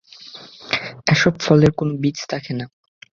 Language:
Bangla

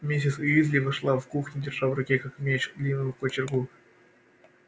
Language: Russian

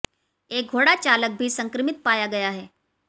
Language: Hindi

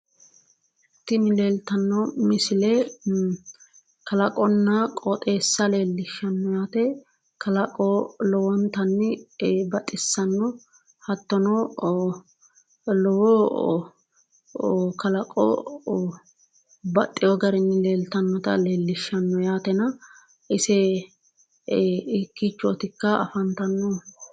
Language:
Sidamo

